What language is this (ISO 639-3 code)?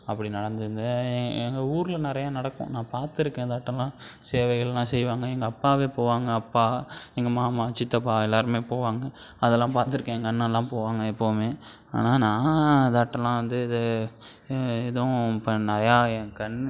tam